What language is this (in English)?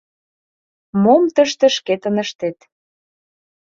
Mari